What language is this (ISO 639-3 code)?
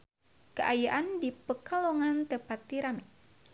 sun